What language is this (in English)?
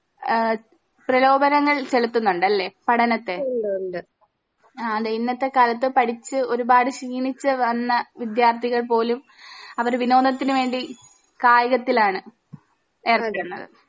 Malayalam